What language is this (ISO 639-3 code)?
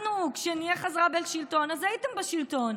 heb